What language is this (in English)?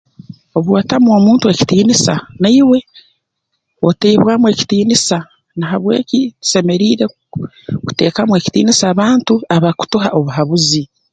Tooro